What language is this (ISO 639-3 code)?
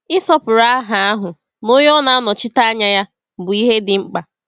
ibo